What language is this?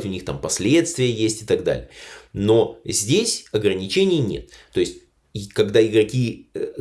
Russian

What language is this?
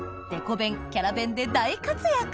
Japanese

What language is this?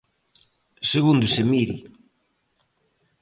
Galician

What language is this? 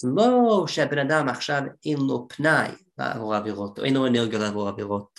Hebrew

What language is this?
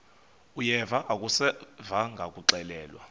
Xhosa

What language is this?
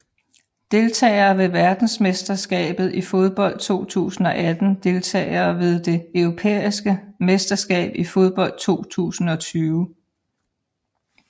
Danish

